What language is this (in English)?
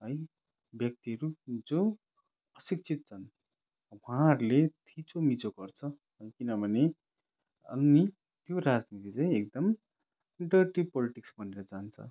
Nepali